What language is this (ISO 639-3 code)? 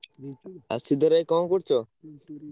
ori